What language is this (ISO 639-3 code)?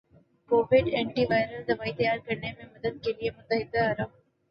urd